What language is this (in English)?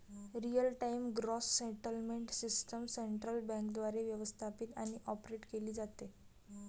Marathi